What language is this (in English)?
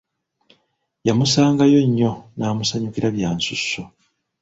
Ganda